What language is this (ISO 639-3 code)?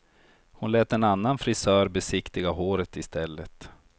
swe